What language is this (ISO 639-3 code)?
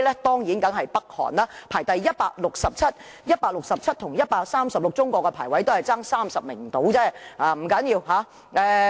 yue